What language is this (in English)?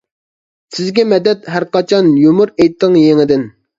Uyghur